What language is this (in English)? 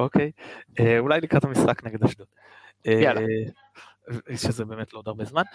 Hebrew